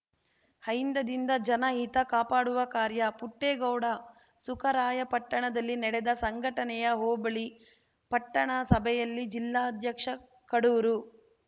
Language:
Kannada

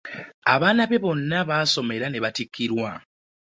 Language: Ganda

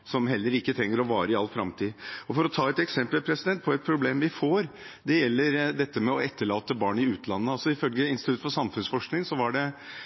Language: Norwegian Bokmål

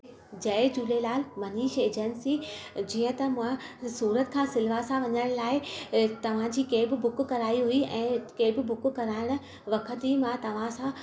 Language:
Sindhi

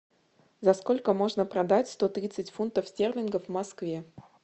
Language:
Russian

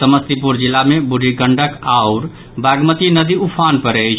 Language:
Maithili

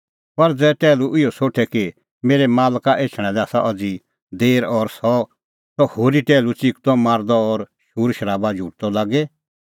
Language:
Kullu Pahari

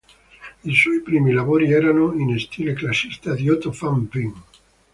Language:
Italian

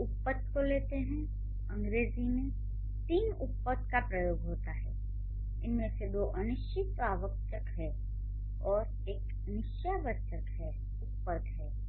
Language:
Hindi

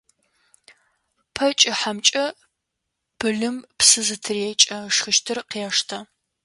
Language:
Adyghe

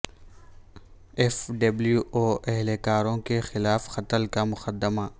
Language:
Urdu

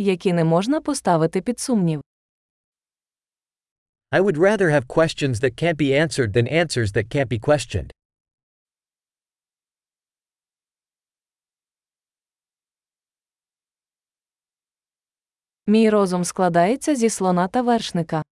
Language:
Ukrainian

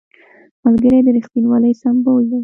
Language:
Pashto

